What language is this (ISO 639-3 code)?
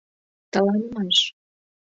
chm